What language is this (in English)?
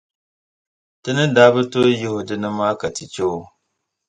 Dagbani